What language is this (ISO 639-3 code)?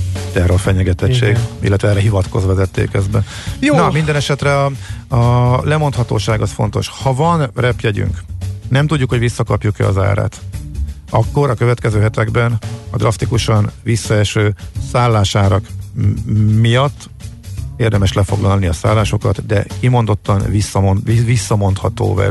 hun